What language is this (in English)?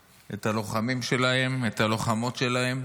Hebrew